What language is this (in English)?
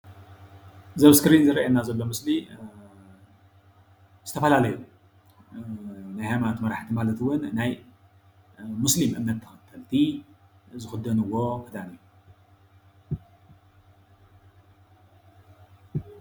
Tigrinya